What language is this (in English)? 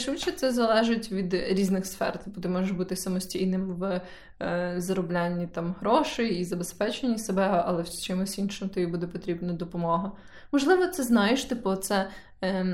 Ukrainian